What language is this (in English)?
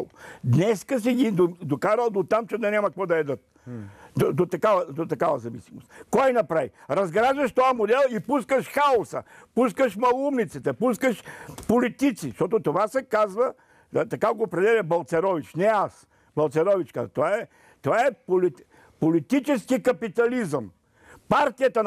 Bulgarian